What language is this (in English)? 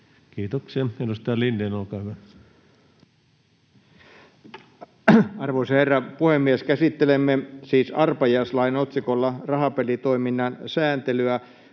Finnish